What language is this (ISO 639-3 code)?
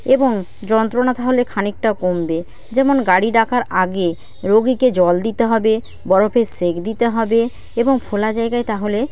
ben